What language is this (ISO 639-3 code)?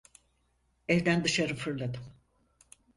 tur